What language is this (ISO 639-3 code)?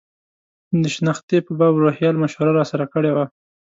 pus